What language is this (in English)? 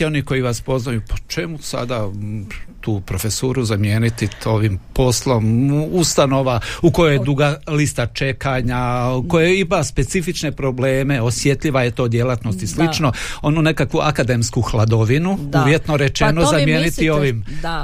Croatian